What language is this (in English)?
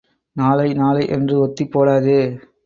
Tamil